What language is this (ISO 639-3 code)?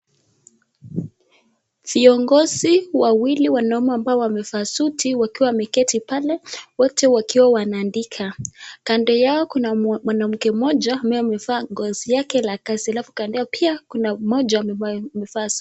swa